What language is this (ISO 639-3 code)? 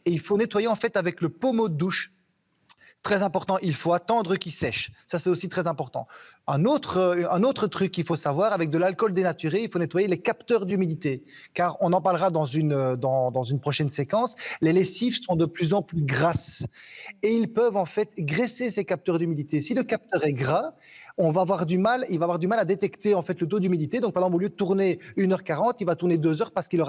fra